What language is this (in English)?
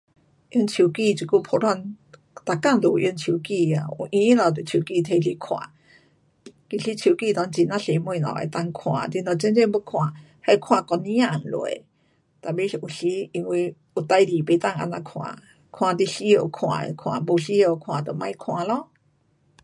Pu-Xian Chinese